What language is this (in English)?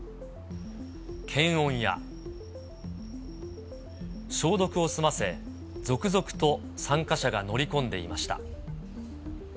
Japanese